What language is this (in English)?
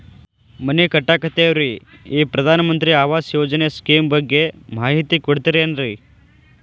Kannada